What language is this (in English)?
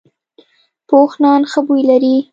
Pashto